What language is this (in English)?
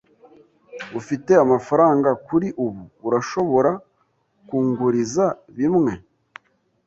Kinyarwanda